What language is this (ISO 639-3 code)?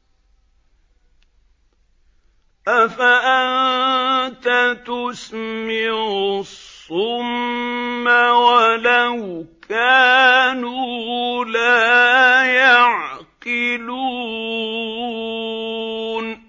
ara